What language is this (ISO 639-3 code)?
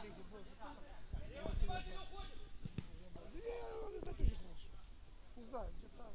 ukr